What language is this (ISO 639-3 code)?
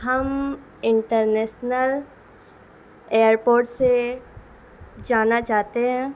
urd